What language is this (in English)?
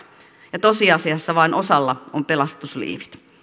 Finnish